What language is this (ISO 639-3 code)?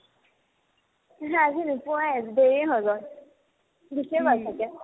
asm